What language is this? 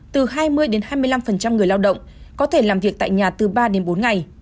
Vietnamese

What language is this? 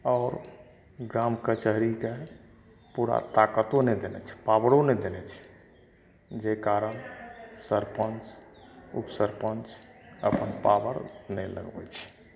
Maithili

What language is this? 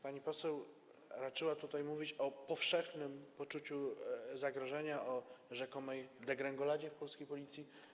Polish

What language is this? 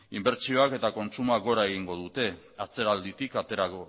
Basque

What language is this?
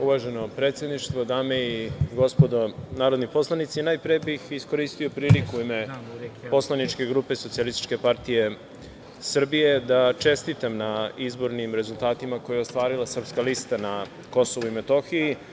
Serbian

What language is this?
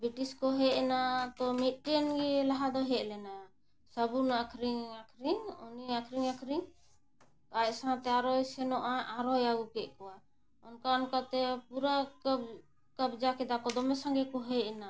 Santali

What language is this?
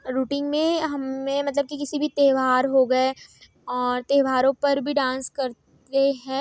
Hindi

